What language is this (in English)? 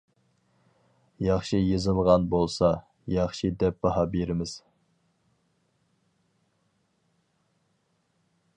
Uyghur